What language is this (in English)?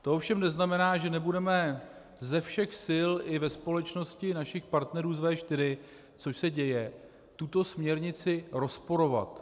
Czech